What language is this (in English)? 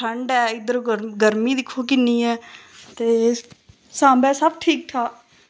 Dogri